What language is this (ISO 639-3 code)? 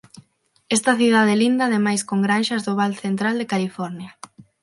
glg